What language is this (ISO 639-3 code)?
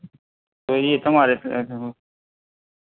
guj